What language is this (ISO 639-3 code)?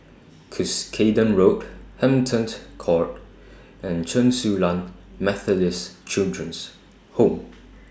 eng